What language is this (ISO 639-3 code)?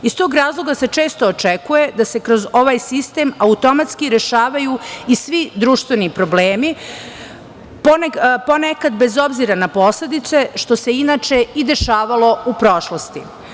srp